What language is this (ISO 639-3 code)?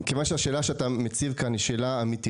heb